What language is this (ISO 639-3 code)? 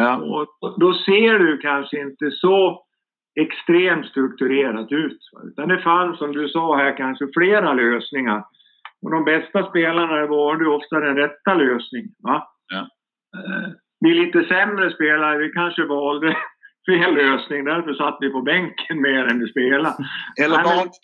swe